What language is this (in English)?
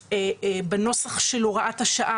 Hebrew